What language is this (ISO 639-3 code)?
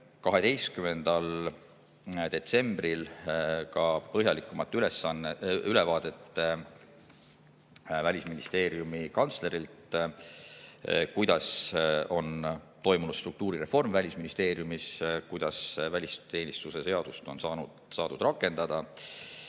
est